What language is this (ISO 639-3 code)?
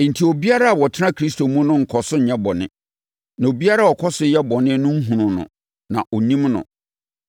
aka